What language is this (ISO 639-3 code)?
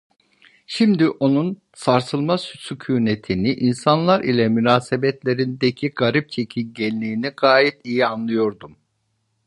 tur